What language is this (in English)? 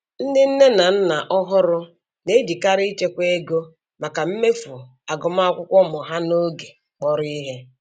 Igbo